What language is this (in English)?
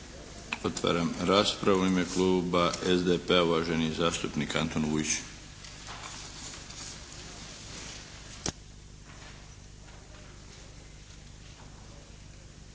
Croatian